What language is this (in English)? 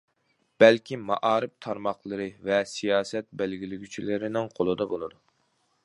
Uyghur